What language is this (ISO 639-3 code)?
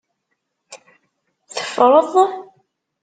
kab